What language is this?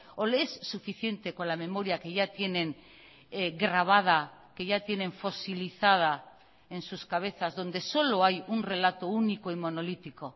Spanish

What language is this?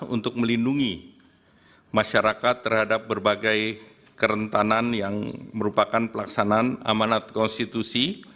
Indonesian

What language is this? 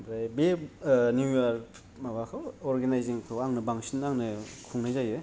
Bodo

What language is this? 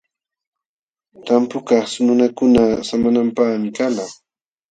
Jauja Wanca Quechua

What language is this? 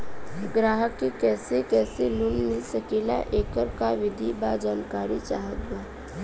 Bhojpuri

